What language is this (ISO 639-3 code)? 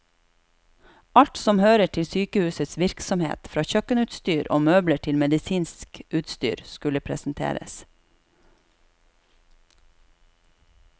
nor